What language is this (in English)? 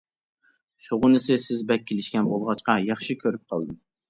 Uyghur